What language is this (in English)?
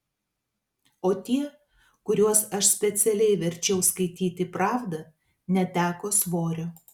Lithuanian